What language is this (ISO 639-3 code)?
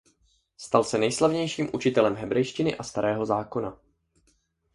ces